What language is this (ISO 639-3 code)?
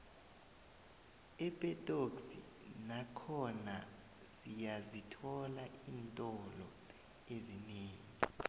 nbl